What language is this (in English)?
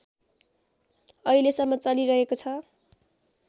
Nepali